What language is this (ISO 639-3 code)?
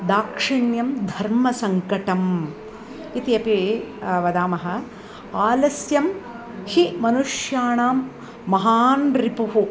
san